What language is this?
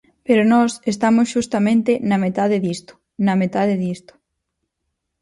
Galician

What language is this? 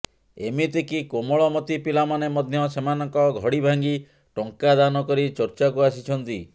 Odia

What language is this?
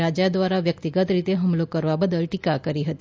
Gujarati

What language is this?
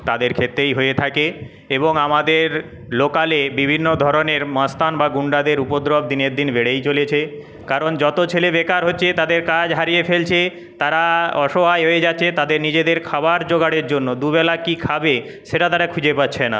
Bangla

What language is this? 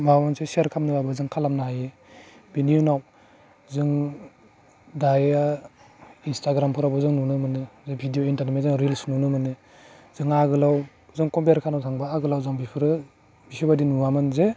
Bodo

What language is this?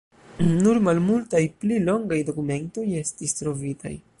Esperanto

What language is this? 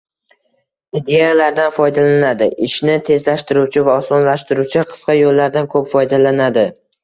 Uzbek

